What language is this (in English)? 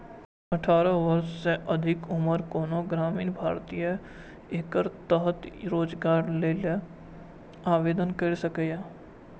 Maithili